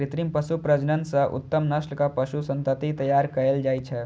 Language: Maithili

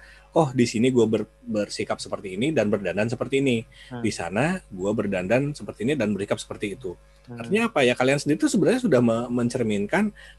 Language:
Indonesian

